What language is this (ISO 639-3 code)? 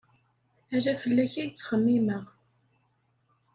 kab